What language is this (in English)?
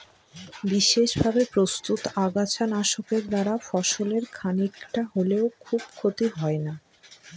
Bangla